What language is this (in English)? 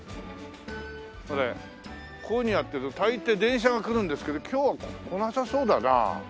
Japanese